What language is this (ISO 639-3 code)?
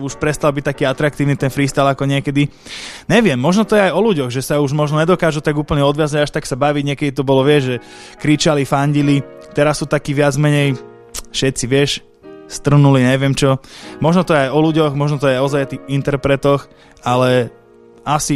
slk